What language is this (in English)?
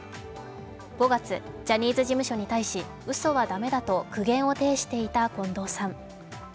Japanese